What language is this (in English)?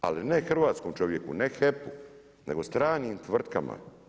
Croatian